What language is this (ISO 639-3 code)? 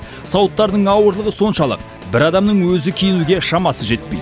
kaz